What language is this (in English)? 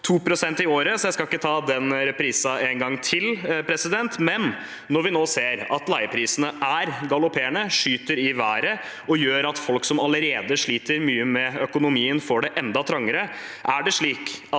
Norwegian